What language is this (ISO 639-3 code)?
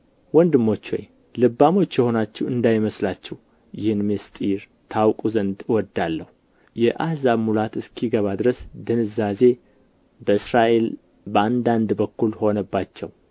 amh